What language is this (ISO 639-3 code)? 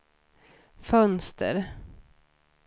swe